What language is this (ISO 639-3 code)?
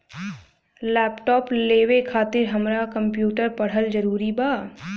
bho